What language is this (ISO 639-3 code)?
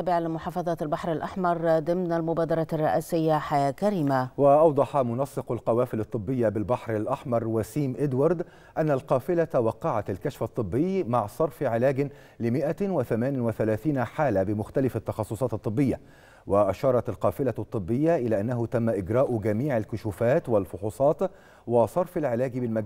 ara